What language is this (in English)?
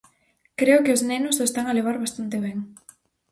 Galician